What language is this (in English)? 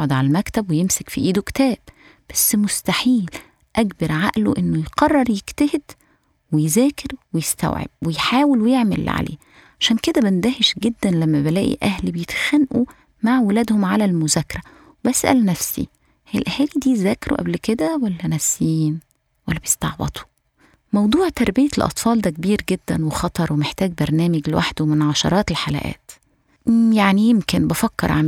Arabic